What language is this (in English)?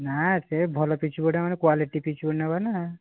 Odia